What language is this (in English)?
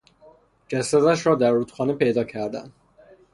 Persian